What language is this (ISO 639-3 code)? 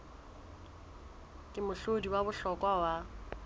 sot